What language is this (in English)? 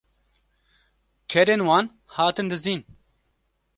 Kurdish